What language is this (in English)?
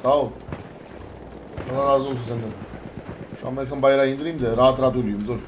Turkish